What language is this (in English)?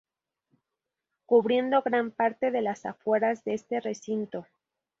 Spanish